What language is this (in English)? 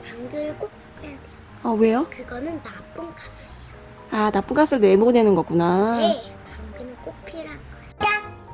Korean